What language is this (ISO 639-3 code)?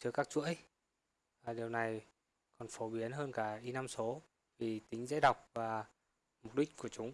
vie